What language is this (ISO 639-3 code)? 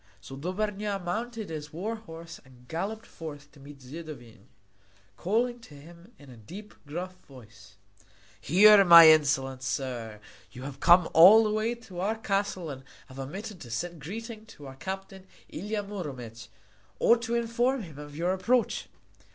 eng